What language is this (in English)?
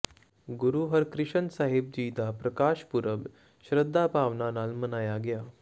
Punjabi